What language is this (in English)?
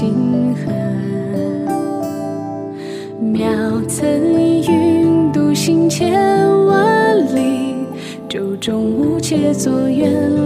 Chinese